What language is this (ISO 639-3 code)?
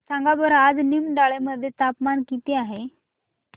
mar